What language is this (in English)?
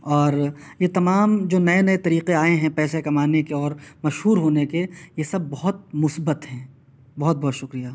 Urdu